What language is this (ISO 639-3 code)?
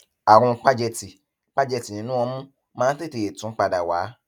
yor